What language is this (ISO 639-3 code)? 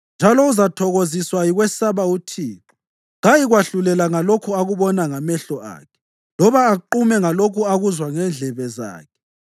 nde